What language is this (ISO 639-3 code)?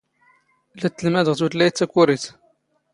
zgh